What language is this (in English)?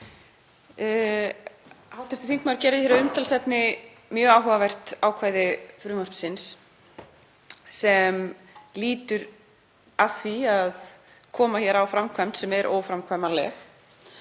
Icelandic